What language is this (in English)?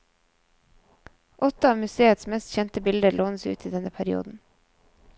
Norwegian